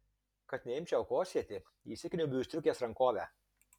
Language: Lithuanian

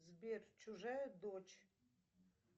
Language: Russian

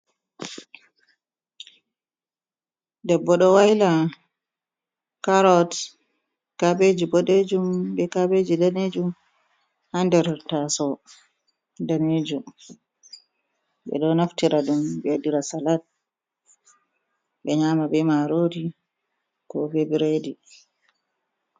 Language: Fula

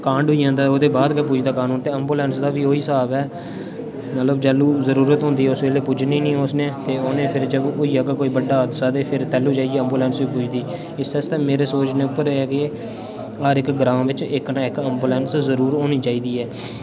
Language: Dogri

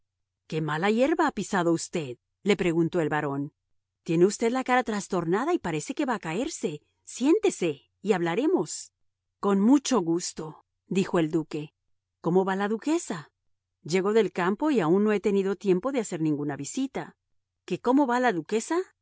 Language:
Spanish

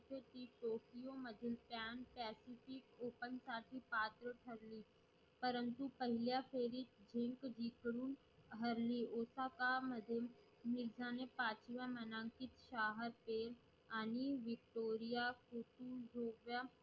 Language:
Marathi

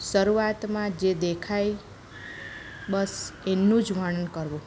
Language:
Gujarati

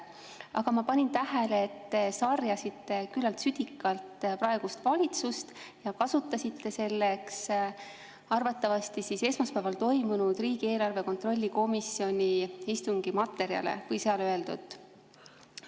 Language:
Estonian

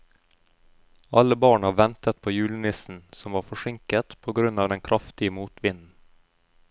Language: Norwegian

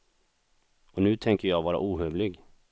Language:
Swedish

